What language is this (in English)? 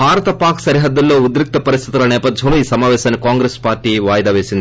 Telugu